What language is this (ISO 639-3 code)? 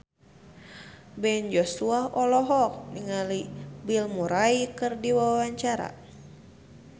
sun